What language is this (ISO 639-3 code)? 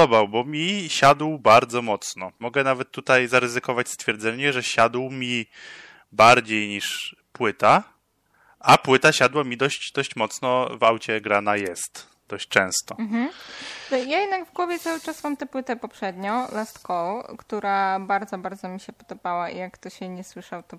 pol